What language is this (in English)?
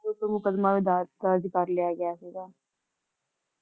Punjabi